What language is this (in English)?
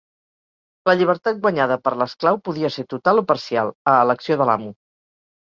Catalan